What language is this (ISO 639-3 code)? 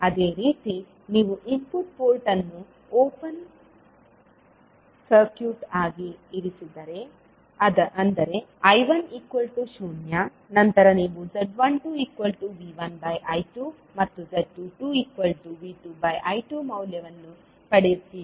kan